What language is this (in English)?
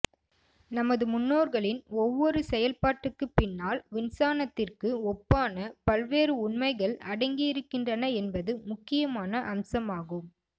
Tamil